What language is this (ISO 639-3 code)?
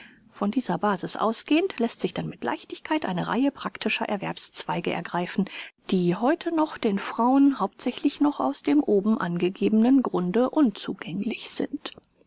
deu